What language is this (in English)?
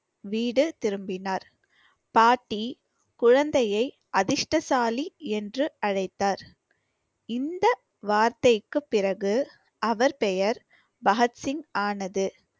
Tamil